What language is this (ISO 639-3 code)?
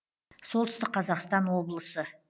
kaz